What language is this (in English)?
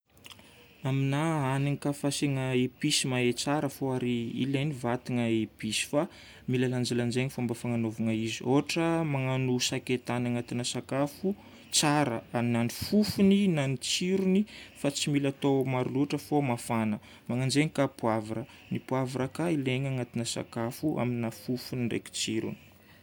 Northern Betsimisaraka Malagasy